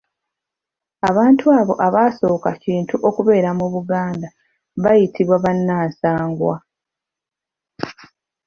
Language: Ganda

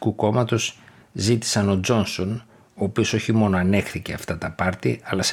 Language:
Greek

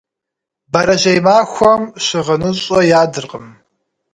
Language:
Kabardian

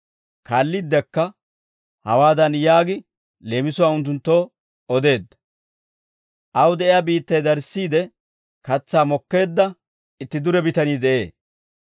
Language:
Dawro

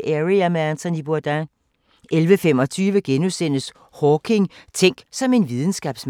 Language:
Danish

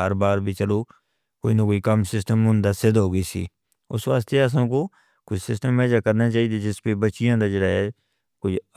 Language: Northern Hindko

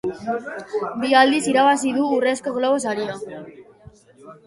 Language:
Basque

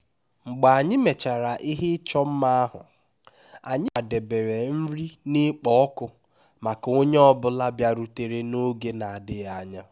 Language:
Igbo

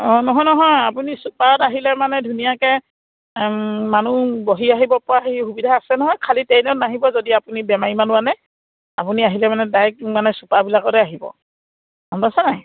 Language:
Assamese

